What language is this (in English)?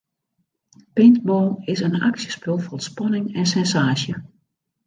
Western Frisian